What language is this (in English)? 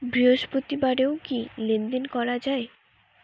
Bangla